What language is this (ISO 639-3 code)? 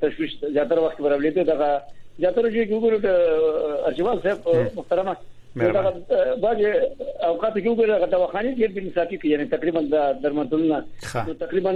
fas